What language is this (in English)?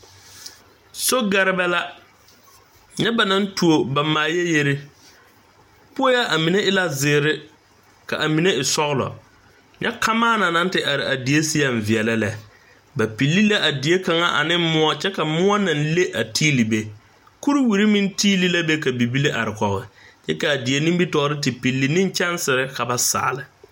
Southern Dagaare